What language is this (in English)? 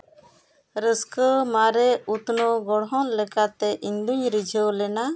Santali